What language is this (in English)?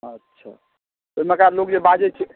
Maithili